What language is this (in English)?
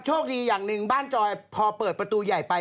Thai